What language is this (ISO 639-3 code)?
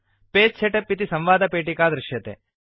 san